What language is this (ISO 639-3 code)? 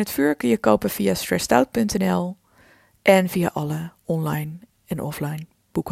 nld